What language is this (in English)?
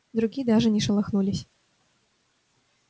Russian